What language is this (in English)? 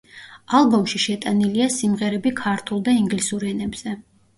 Georgian